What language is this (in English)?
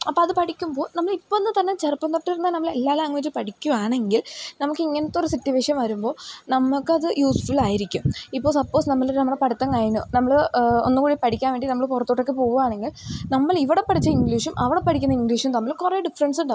Malayalam